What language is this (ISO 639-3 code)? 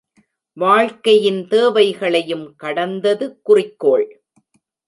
tam